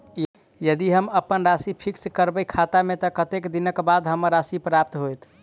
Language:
Maithili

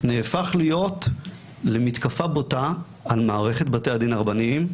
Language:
Hebrew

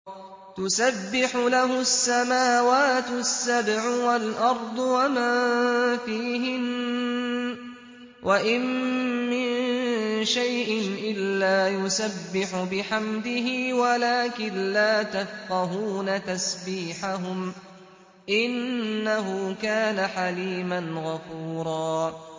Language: Arabic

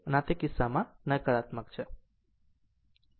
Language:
Gujarati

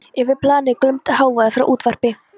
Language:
Icelandic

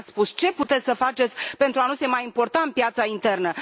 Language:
Romanian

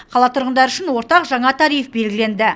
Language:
Kazakh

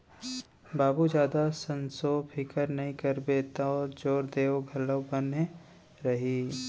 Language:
Chhattisgarhi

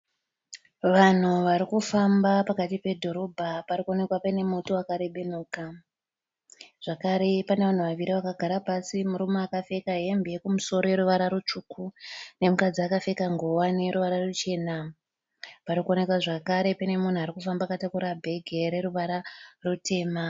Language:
Shona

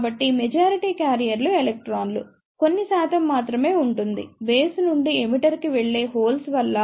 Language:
Telugu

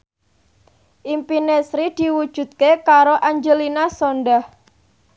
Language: Javanese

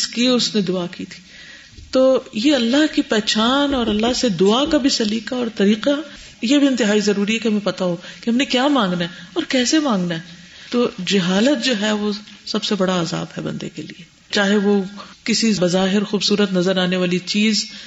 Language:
Urdu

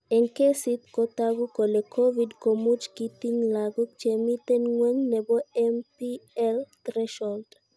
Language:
Kalenjin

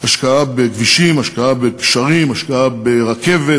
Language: Hebrew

